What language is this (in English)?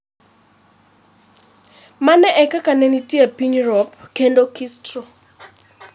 Luo (Kenya and Tanzania)